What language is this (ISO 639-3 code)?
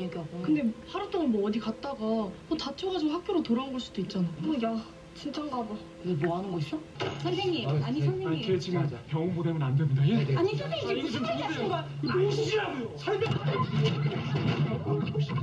kor